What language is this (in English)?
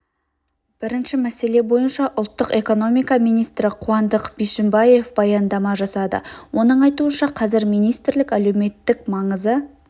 Kazakh